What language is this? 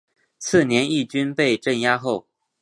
Chinese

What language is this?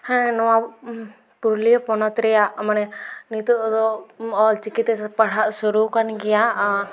Santali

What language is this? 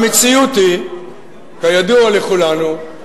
Hebrew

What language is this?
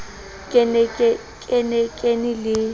Southern Sotho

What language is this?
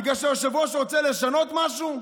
Hebrew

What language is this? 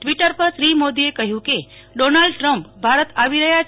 Gujarati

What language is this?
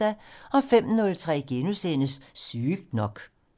Danish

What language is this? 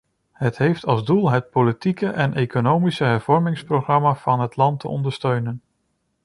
Dutch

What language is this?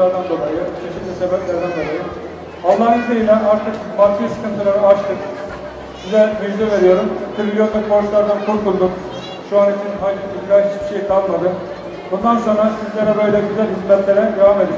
Turkish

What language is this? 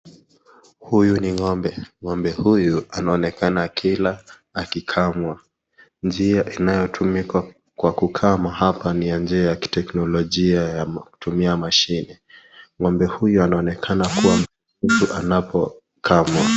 Swahili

